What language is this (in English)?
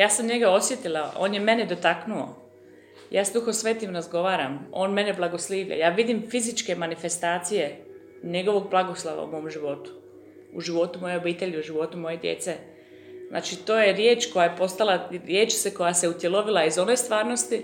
Croatian